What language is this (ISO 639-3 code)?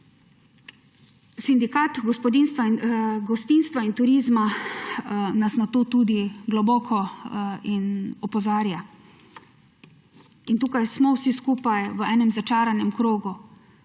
slv